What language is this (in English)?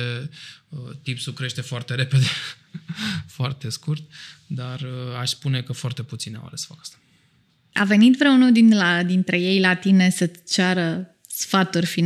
Romanian